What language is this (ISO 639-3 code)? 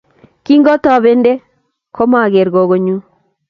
kln